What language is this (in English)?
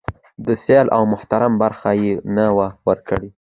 Pashto